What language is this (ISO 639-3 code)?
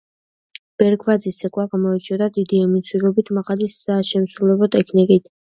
kat